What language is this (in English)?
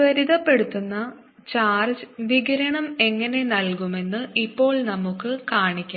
Malayalam